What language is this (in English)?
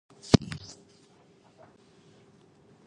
Chinese